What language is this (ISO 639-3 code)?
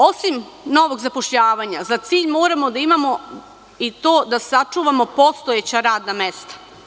srp